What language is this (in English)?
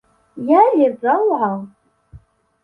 Arabic